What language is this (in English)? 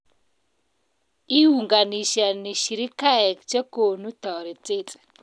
Kalenjin